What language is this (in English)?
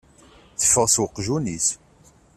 Kabyle